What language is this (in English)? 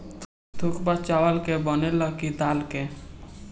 Bhojpuri